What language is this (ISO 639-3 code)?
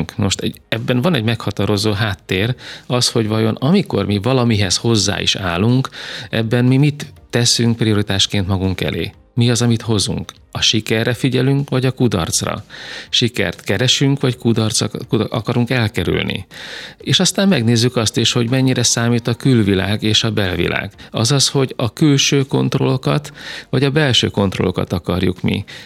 hun